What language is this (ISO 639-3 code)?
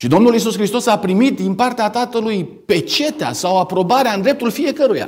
ron